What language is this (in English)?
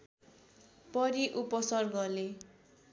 Nepali